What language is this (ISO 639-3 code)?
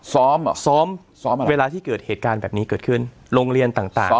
tha